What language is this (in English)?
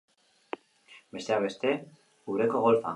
Basque